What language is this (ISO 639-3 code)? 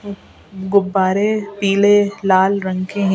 hin